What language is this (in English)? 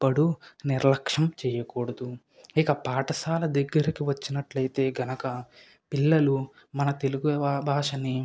Telugu